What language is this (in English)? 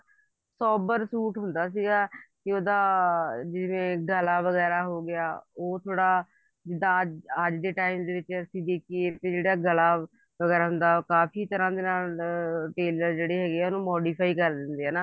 Punjabi